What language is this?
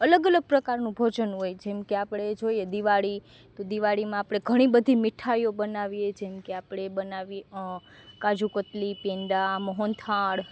Gujarati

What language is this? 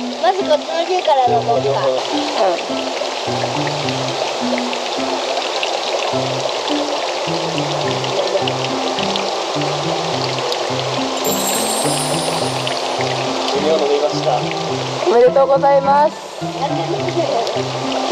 Japanese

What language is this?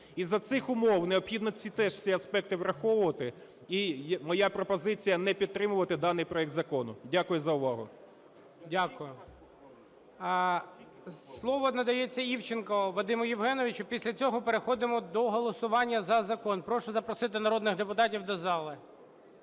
Ukrainian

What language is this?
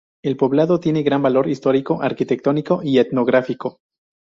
Spanish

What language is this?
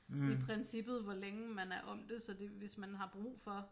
Danish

